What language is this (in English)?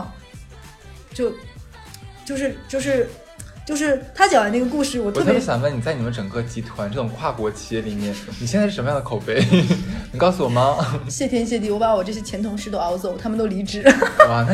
Chinese